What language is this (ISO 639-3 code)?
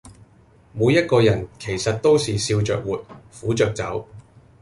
yue